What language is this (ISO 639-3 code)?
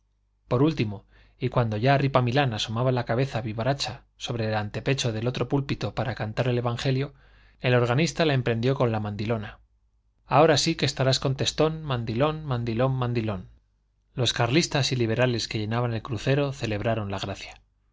spa